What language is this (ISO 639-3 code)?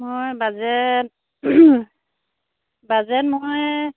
asm